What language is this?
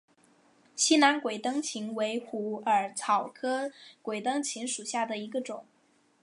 Chinese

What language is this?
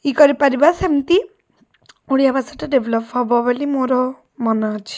Odia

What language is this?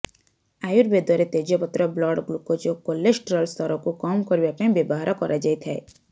Odia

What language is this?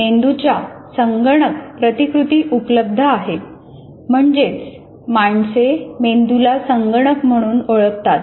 Marathi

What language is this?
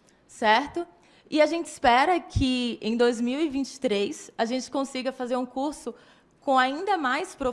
Portuguese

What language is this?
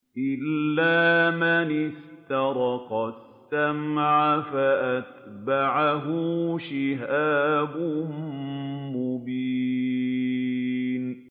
Arabic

